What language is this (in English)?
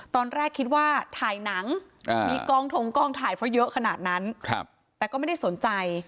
Thai